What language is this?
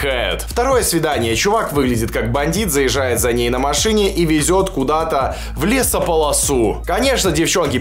Russian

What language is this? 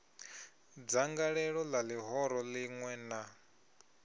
Venda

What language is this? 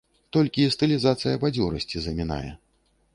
Belarusian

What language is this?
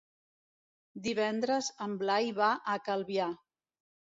Catalan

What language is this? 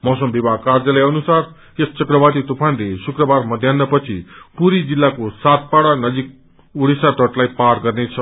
Nepali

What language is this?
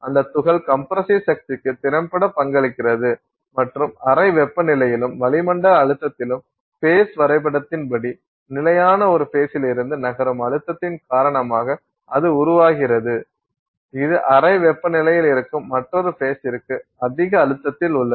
Tamil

